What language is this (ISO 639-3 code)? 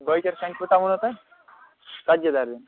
kas